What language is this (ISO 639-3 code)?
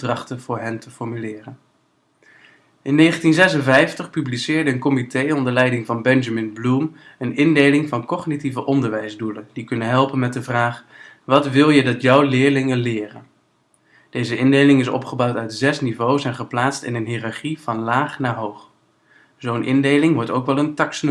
nld